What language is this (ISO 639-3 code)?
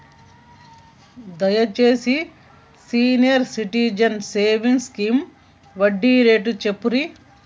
tel